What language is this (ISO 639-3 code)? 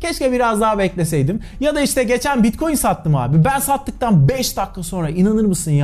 tur